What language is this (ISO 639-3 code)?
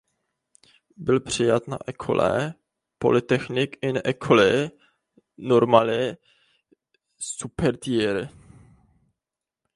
ces